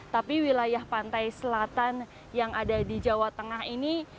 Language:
Indonesian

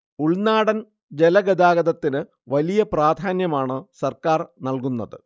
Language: Malayalam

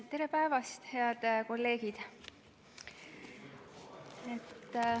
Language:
Estonian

